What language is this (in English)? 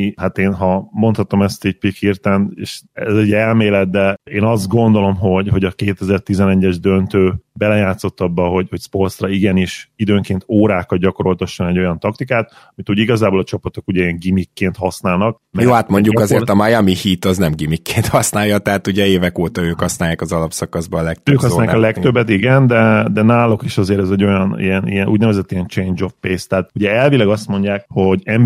Hungarian